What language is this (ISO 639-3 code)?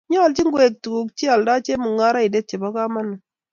kln